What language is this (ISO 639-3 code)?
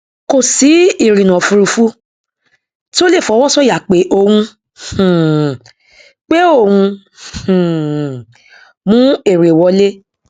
yor